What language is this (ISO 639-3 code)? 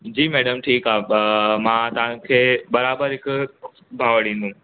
snd